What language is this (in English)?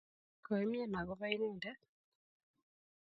Kalenjin